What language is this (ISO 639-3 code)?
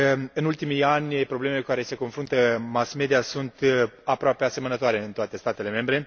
ron